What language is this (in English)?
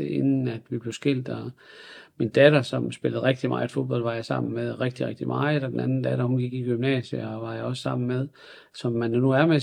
Danish